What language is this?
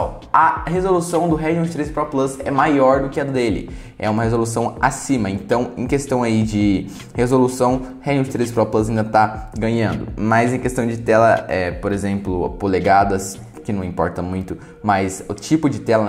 Portuguese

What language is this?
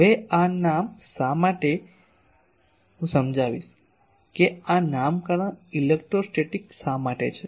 Gujarati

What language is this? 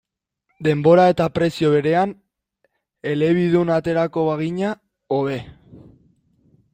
Basque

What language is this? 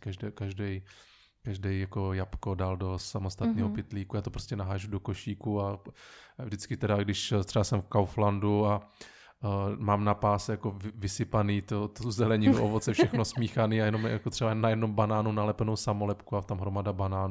Czech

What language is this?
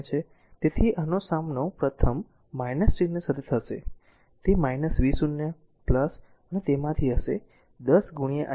Gujarati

